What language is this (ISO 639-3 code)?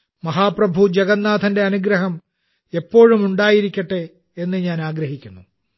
mal